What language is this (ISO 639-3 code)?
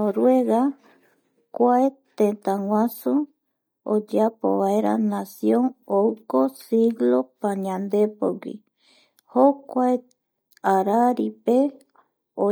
gui